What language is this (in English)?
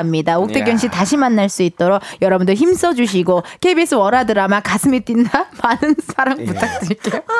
Korean